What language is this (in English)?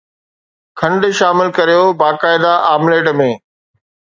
Sindhi